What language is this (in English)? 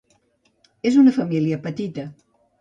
Catalan